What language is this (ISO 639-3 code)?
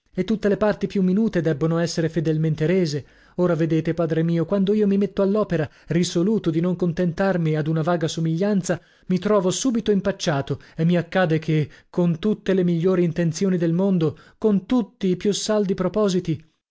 ita